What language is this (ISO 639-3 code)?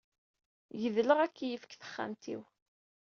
kab